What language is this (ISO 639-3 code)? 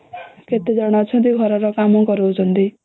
ori